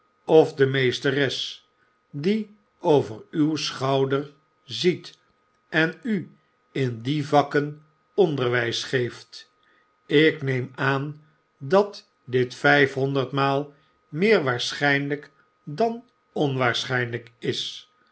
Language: Dutch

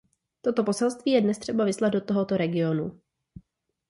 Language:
Czech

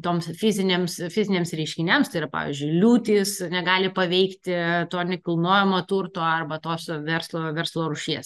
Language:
Lithuanian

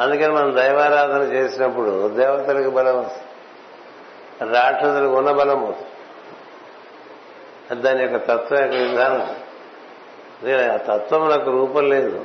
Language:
Telugu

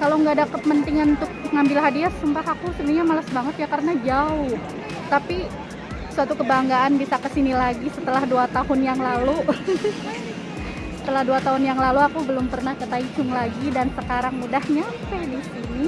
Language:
Indonesian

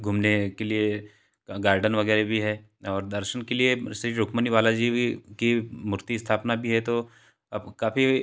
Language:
Hindi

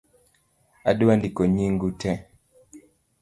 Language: Luo (Kenya and Tanzania)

